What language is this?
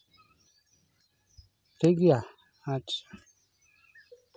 Santali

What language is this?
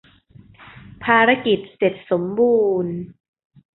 Thai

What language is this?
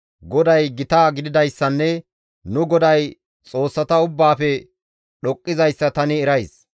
Gamo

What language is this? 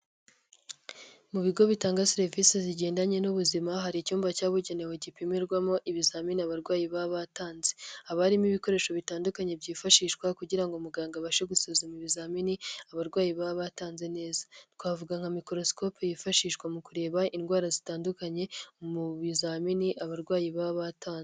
Kinyarwanda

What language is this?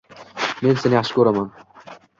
Uzbek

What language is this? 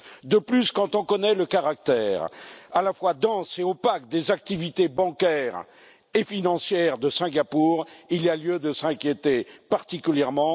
French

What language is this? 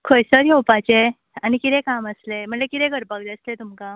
Konkani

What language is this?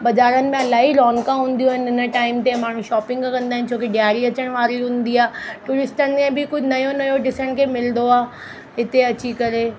Sindhi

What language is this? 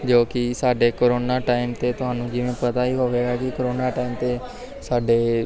Punjabi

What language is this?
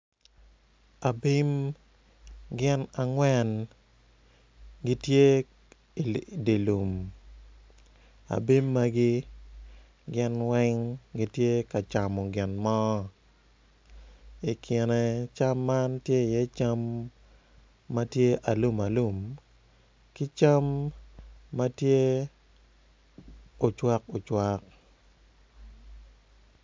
Acoli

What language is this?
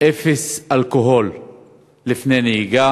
Hebrew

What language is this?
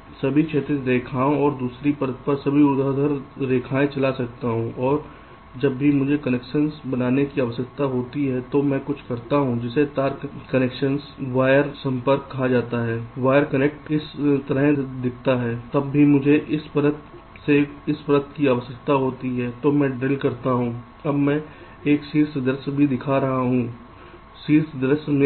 Hindi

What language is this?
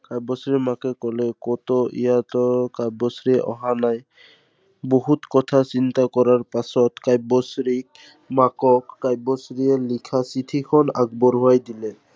Assamese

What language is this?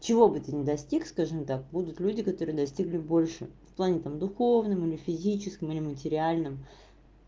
Russian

